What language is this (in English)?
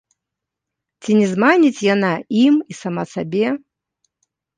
Belarusian